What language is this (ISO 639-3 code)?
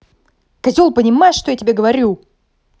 rus